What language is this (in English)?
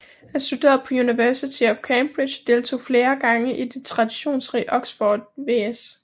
Danish